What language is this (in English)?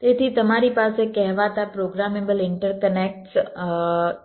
Gujarati